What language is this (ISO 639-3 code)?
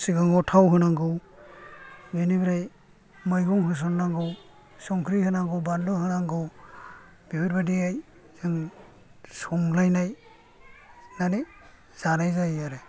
brx